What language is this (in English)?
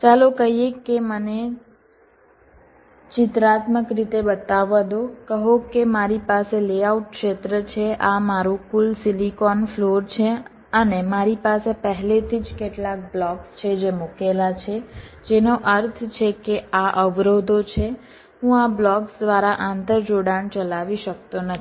Gujarati